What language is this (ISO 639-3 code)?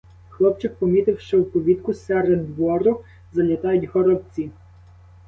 ukr